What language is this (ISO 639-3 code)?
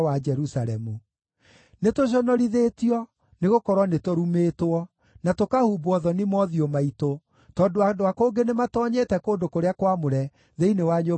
kik